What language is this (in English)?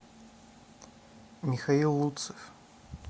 Russian